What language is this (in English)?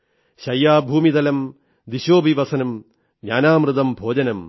Malayalam